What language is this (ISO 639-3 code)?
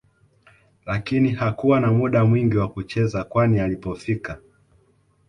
swa